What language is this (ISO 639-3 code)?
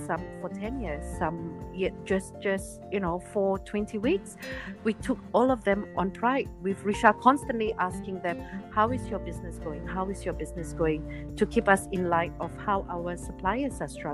eng